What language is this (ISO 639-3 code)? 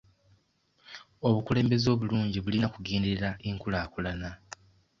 lug